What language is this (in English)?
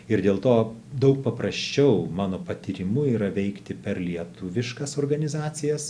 Lithuanian